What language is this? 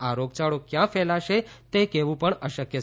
Gujarati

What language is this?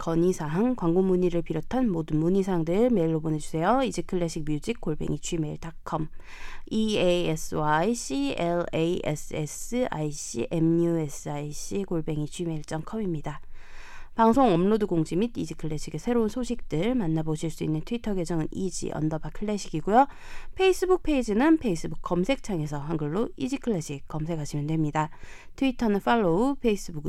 Korean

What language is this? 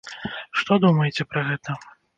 Belarusian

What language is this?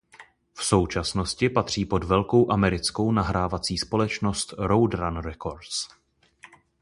Czech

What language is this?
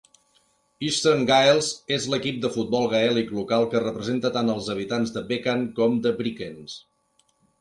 Catalan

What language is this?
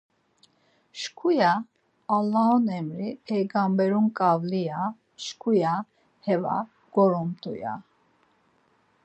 Laz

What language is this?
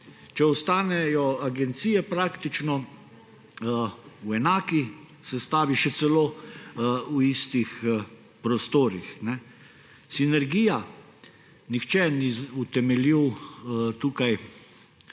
Slovenian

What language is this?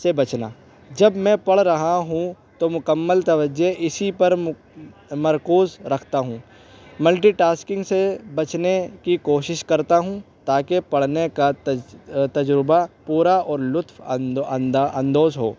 Urdu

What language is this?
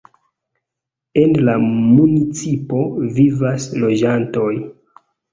Esperanto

